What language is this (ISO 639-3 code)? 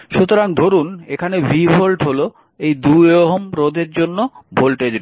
ben